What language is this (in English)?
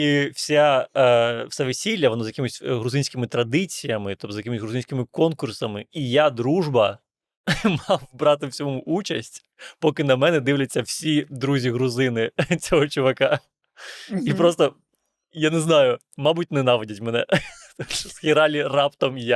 Ukrainian